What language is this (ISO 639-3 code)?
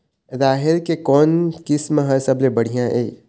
hne